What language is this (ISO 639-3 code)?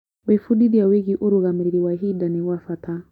kik